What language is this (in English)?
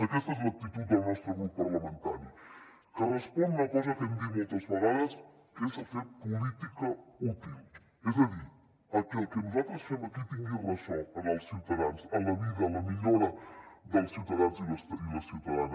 Catalan